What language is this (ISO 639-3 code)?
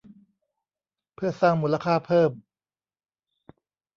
tha